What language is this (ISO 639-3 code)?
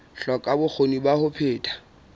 sot